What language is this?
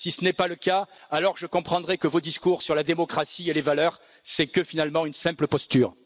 French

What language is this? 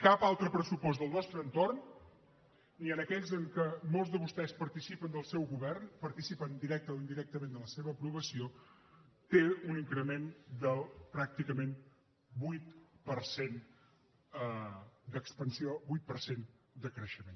Catalan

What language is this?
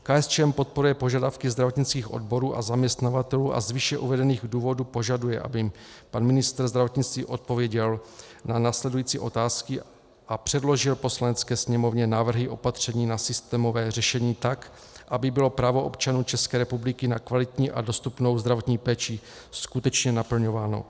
Czech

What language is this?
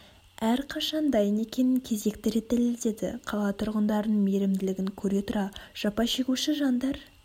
Kazakh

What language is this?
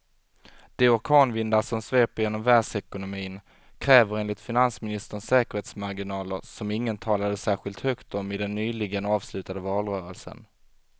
Swedish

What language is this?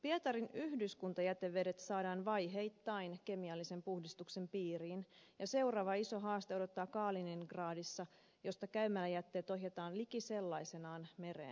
Finnish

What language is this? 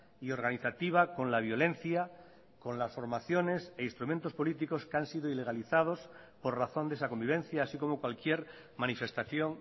Spanish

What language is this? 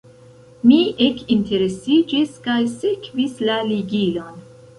Esperanto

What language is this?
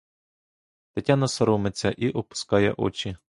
Ukrainian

